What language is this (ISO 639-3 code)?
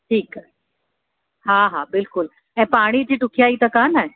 snd